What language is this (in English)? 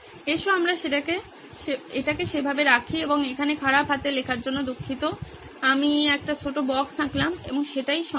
Bangla